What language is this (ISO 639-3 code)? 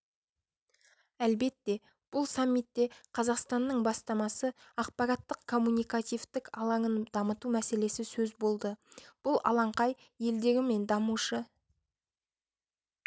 kaz